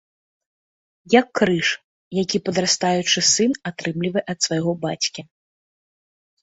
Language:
Belarusian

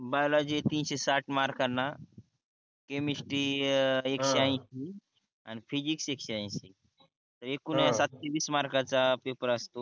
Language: Marathi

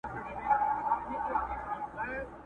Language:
Pashto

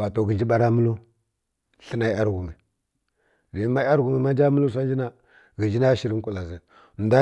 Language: Kirya-Konzəl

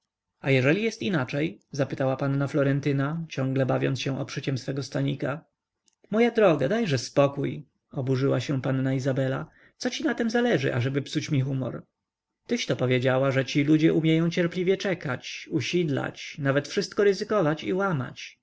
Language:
Polish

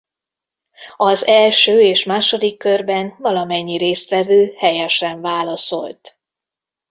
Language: Hungarian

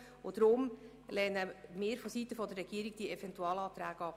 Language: Swiss German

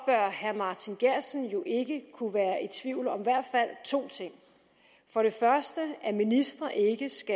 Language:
Danish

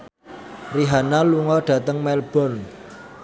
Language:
Javanese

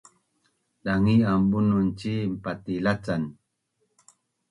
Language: Bunun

